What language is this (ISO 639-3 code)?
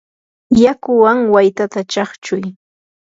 qur